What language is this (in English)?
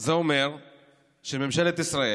Hebrew